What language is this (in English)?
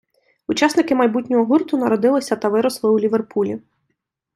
Ukrainian